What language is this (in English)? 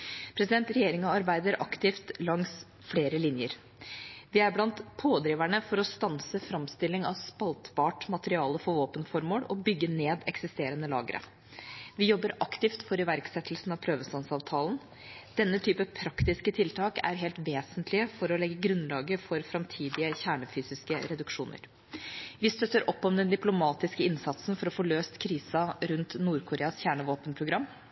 Norwegian Bokmål